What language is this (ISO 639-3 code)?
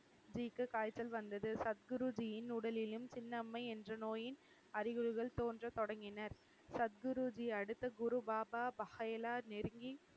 tam